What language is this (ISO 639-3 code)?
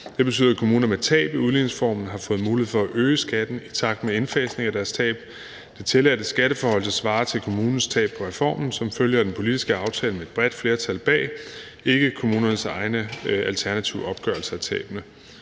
dan